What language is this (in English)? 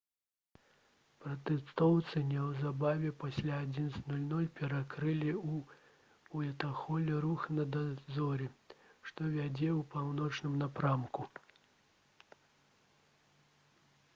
Belarusian